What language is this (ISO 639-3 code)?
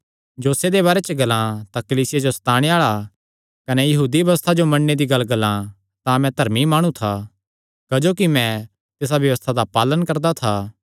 xnr